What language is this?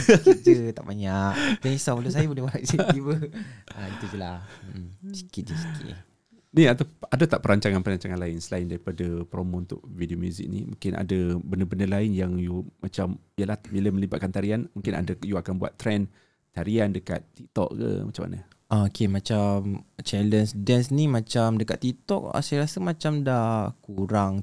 Malay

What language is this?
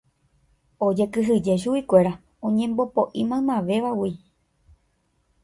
Guarani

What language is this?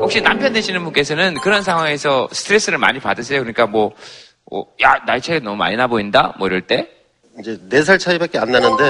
Korean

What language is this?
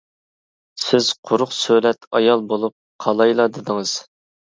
Uyghur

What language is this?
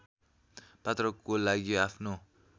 Nepali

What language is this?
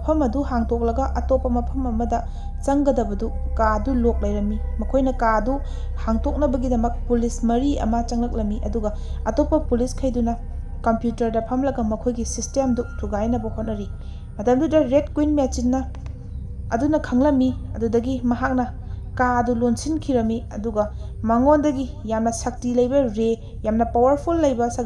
Dutch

